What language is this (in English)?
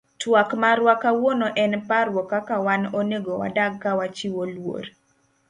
Luo (Kenya and Tanzania)